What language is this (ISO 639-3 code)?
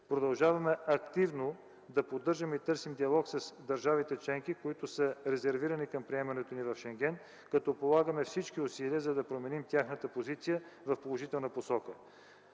bul